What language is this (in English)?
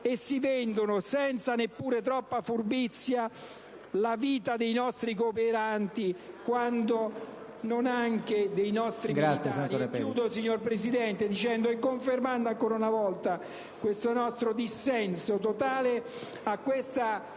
Italian